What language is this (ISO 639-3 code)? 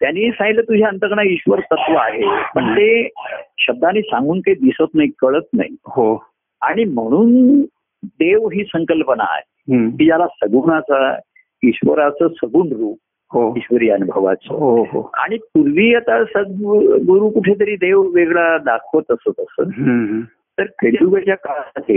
mar